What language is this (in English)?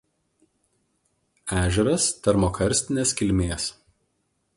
Lithuanian